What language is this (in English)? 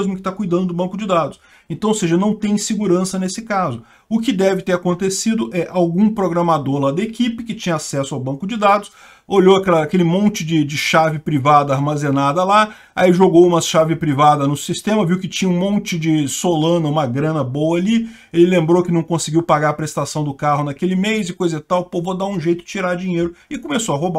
Portuguese